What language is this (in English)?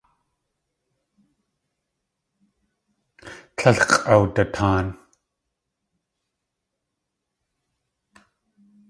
Tlingit